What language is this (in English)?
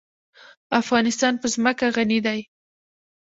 Pashto